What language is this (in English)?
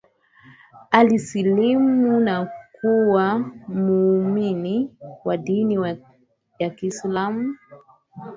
Swahili